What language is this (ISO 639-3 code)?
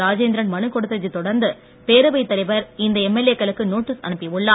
tam